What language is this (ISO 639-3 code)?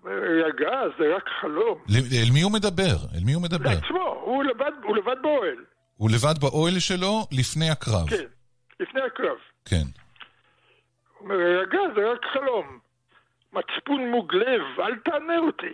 heb